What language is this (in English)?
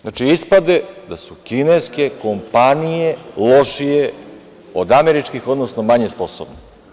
Serbian